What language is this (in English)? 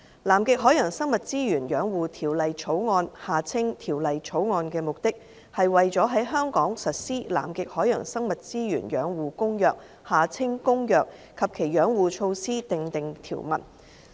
Cantonese